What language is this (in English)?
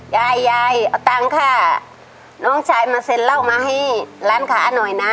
Thai